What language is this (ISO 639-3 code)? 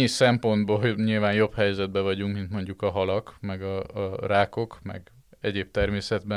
hun